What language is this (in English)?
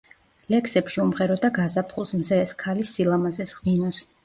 Georgian